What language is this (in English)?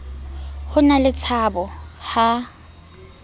Southern Sotho